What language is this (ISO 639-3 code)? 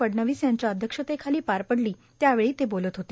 mar